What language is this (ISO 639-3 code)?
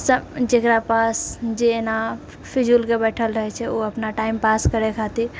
mai